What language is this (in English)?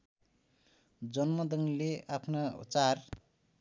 Nepali